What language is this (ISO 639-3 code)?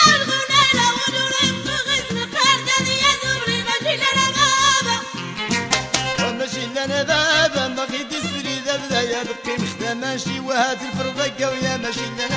ara